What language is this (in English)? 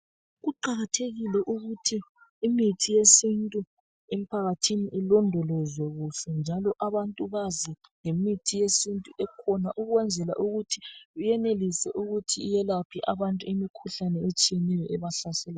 North Ndebele